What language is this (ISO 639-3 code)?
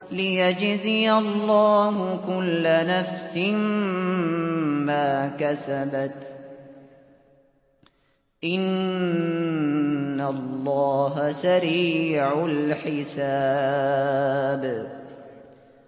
ara